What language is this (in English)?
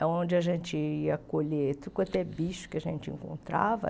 Portuguese